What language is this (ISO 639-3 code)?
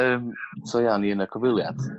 cym